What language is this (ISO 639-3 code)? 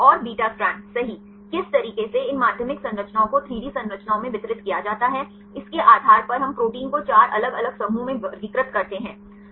hin